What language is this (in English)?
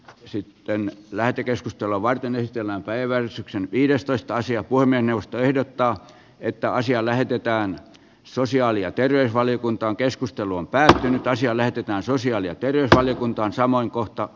Finnish